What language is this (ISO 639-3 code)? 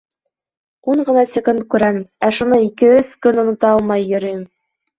bak